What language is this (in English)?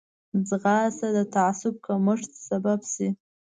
Pashto